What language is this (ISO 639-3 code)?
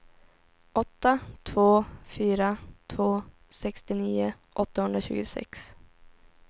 swe